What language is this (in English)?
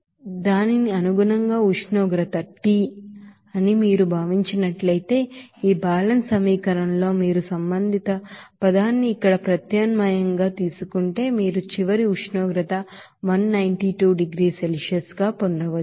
Telugu